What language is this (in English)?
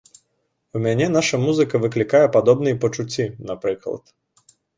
Belarusian